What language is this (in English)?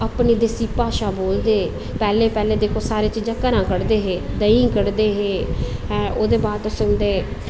Dogri